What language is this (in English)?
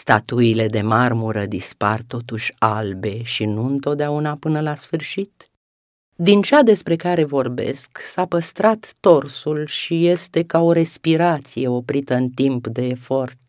Romanian